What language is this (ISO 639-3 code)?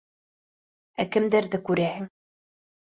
bak